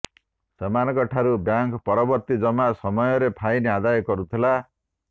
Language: Odia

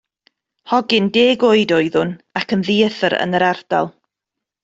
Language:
Welsh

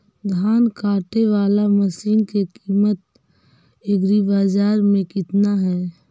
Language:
Magahi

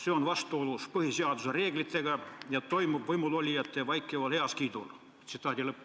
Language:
Estonian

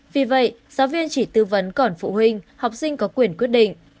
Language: Vietnamese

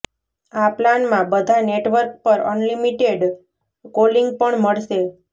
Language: Gujarati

